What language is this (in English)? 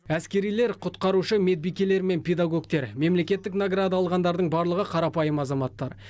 Kazakh